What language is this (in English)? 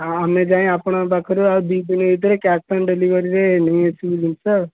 Odia